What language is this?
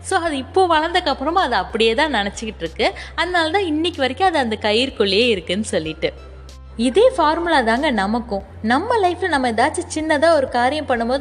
Tamil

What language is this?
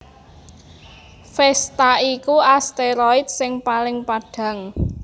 Javanese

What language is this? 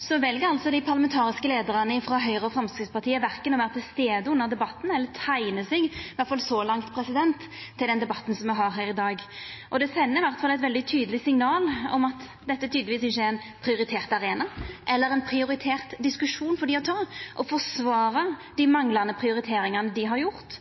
Norwegian Nynorsk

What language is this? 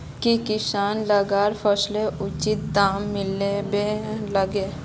Magahi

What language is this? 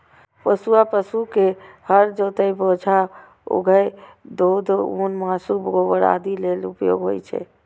Maithili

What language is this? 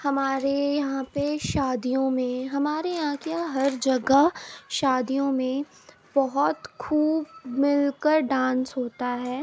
Urdu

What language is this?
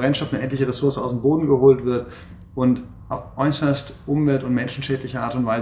German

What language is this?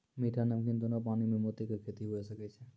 Maithili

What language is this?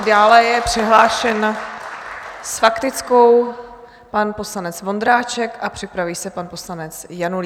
Czech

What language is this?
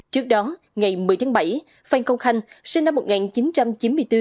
Vietnamese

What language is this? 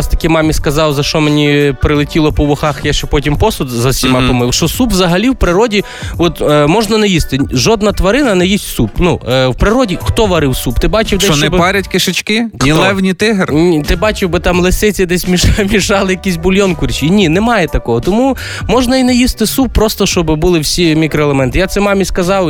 Ukrainian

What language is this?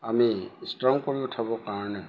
Assamese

